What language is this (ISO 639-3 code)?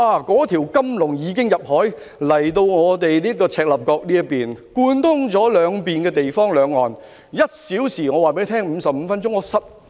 yue